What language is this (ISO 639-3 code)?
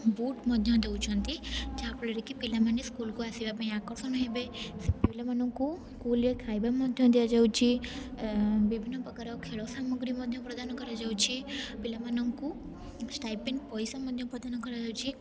ori